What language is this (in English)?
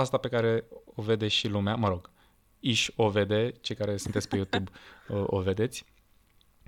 Romanian